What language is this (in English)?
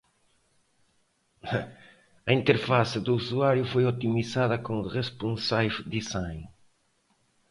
Portuguese